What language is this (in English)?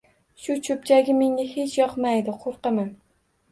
Uzbek